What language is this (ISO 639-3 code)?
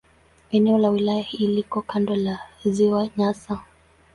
swa